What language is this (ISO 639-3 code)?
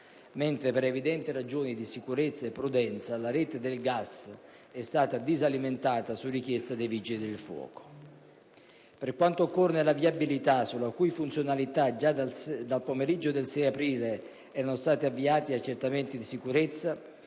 ita